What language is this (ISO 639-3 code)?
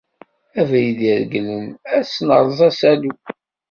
kab